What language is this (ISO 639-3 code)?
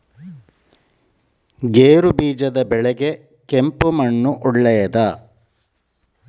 kan